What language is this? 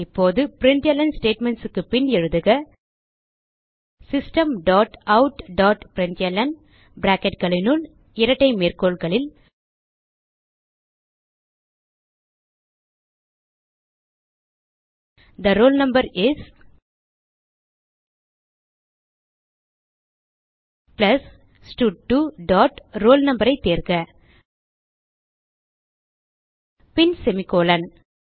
Tamil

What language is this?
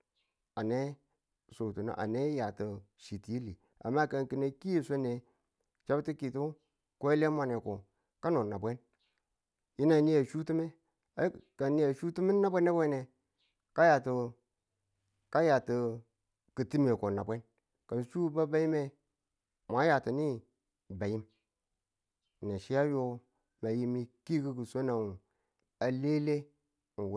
Tula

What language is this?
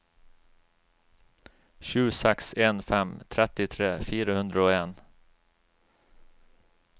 Norwegian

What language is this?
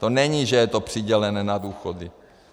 Czech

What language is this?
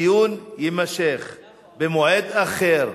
Hebrew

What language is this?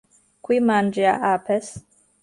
Interlingua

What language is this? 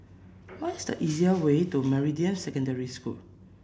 English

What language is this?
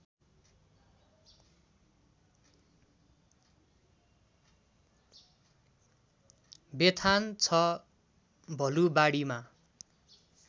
Nepali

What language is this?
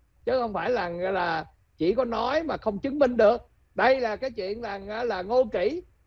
Vietnamese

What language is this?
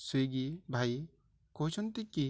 Odia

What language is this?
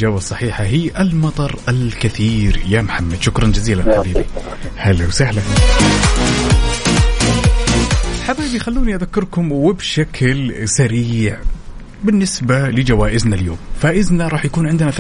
Arabic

